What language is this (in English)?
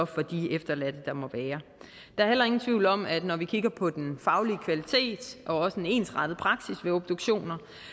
Danish